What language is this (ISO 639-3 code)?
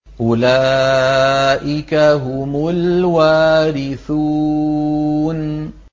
ara